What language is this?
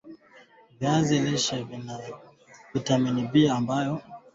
Swahili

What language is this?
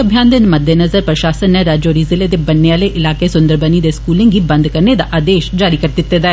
Dogri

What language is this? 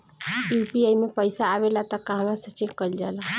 Bhojpuri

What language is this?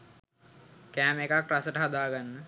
Sinhala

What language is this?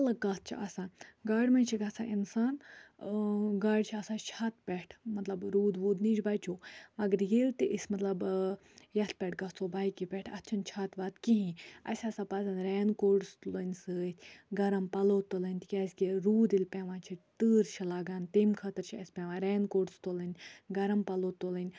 Kashmiri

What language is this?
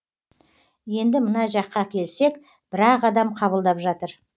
Kazakh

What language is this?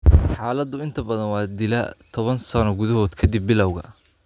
Somali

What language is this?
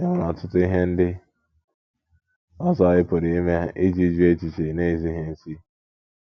Igbo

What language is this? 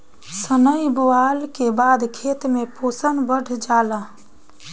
Bhojpuri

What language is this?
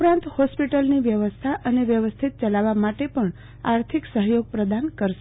Gujarati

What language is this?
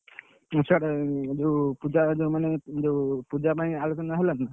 Odia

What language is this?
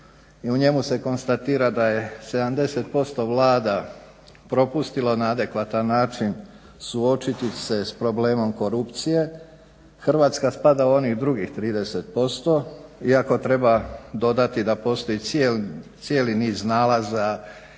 Croatian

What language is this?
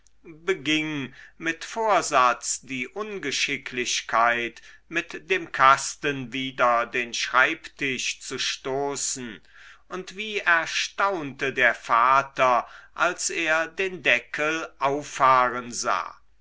German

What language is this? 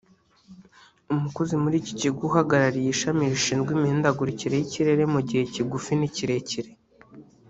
Kinyarwanda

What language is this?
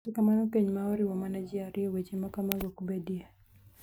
Luo (Kenya and Tanzania)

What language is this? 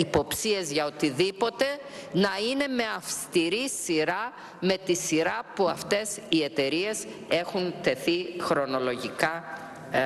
Greek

